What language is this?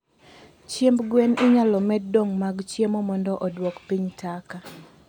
Luo (Kenya and Tanzania)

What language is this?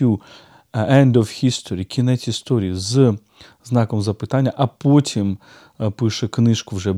Ukrainian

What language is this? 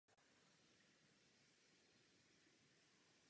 Czech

